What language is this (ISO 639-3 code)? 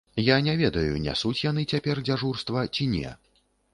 bel